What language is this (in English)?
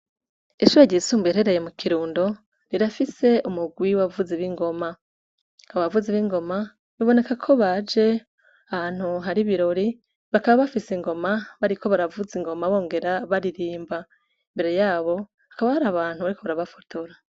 Rundi